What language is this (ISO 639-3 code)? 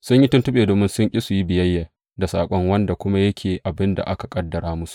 hau